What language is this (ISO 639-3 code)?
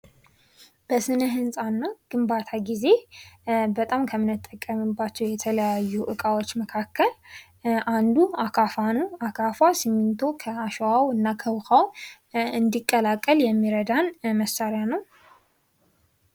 amh